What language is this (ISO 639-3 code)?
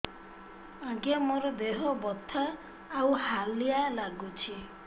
ori